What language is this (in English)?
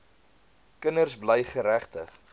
Afrikaans